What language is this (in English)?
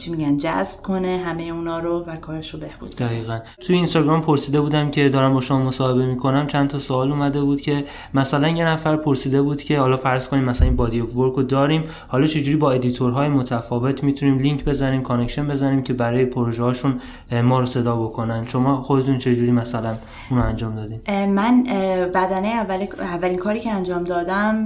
Persian